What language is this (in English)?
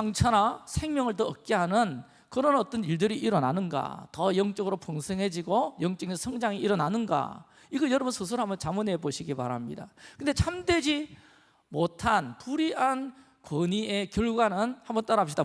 Korean